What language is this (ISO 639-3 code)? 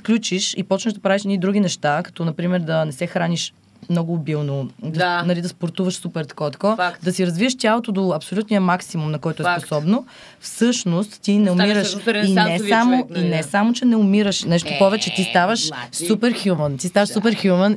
bul